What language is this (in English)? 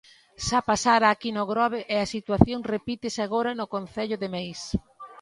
Galician